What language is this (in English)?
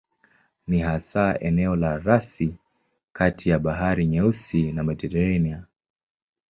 Swahili